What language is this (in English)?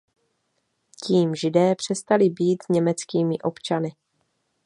Czech